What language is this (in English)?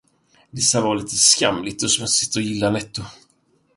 Swedish